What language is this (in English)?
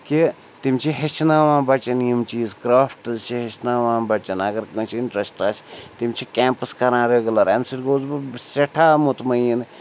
Kashmiri